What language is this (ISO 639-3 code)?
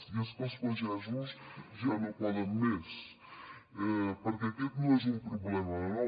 cat